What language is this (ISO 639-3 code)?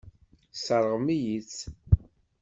kab